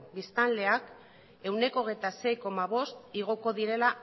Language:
Basque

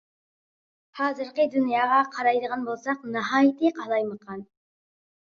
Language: Uyghur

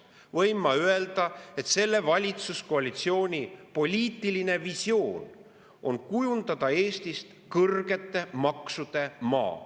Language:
Estonian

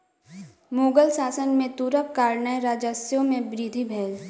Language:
Maithili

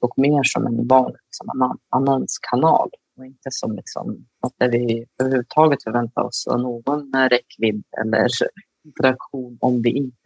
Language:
Swedish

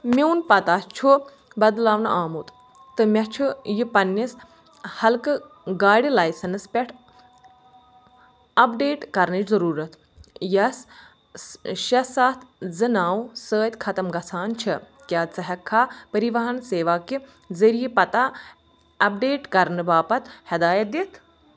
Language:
Kashmiri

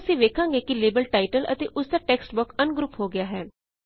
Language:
Punjabi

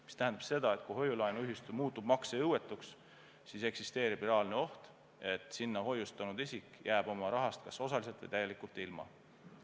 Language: Estonian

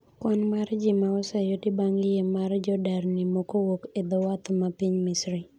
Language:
Luo (Kenya and Tanzania)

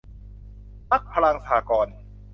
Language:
Thai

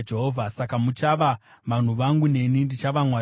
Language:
Shona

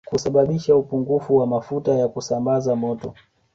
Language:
Swahili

